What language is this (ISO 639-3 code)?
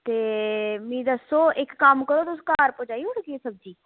doi